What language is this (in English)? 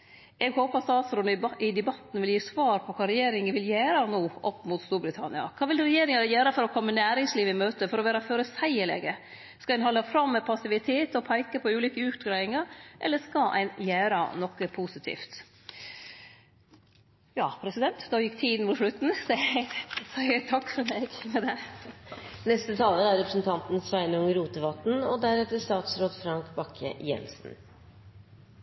Norwegian Nynorsk